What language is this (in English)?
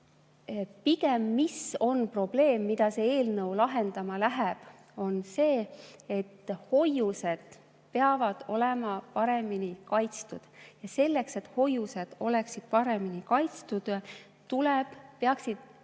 Estonian